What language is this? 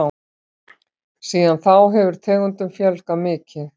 Icelandic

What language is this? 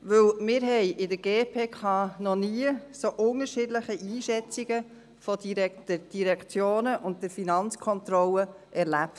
Swiss German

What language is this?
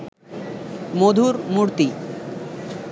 Bangla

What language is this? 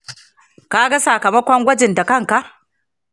Hausa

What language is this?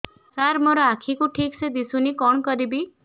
Odia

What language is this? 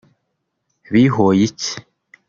Kinyarwanda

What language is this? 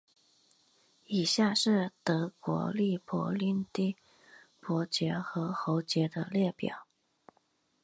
Chinese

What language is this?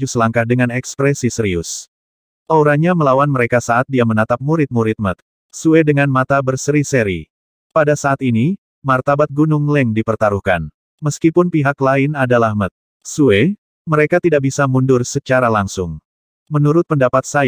Indonesian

